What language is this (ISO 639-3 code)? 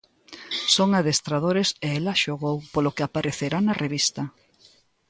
glg